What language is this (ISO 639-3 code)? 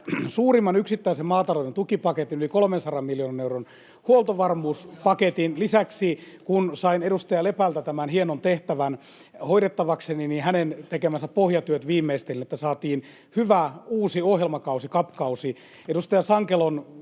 fin